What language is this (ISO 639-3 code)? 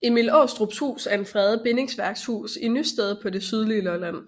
dan